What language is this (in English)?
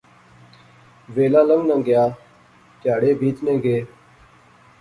Pahari-Potwari